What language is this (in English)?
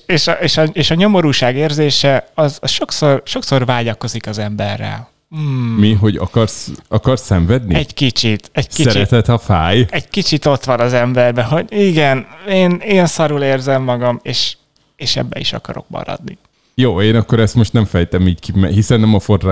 Hungarian